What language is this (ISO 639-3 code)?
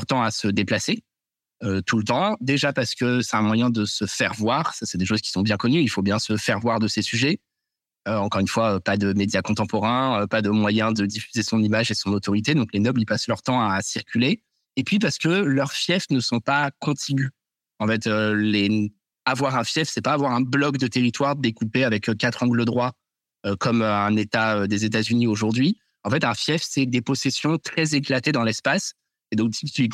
fra